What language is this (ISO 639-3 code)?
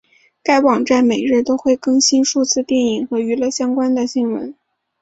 zho